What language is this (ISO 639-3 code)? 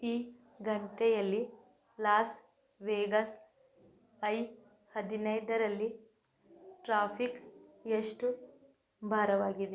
kan